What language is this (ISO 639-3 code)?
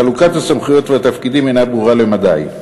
heb